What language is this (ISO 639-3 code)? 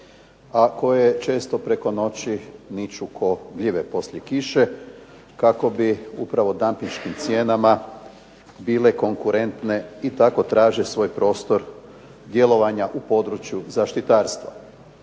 hrv